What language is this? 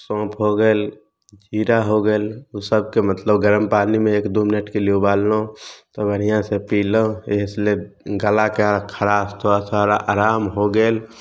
Maithili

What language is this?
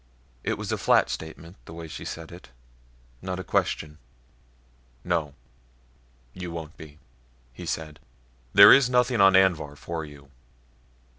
English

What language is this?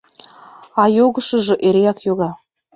Mari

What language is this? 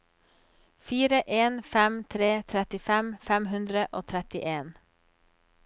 Norwegian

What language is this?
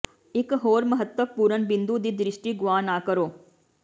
Punjabi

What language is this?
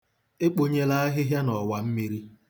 Igbo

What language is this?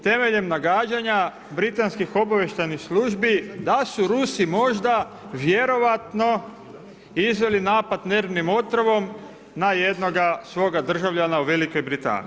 Croatian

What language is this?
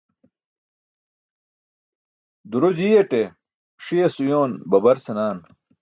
Burushaski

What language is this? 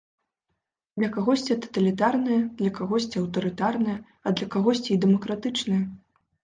Belarusian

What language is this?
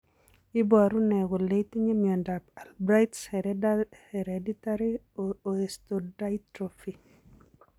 Kalenjin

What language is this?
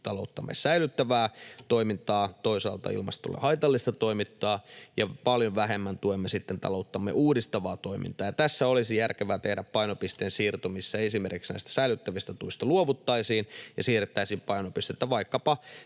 Finnish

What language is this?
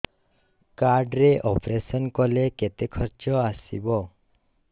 Odia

